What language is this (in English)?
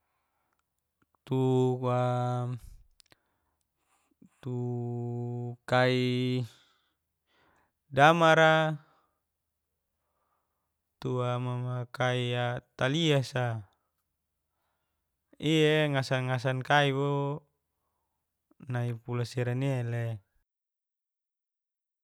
Geser-Gorom